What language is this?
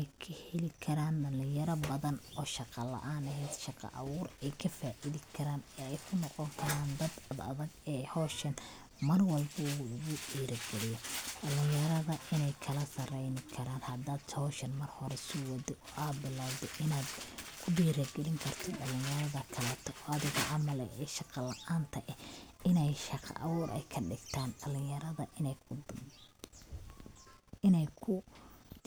Somali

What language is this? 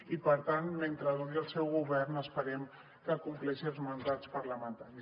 Catalan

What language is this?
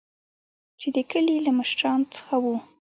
Pashto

